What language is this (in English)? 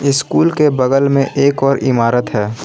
Hindi